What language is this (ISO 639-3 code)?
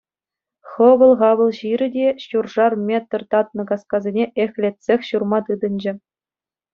chv